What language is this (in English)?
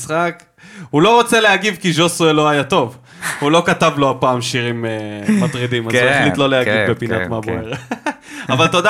Hebrew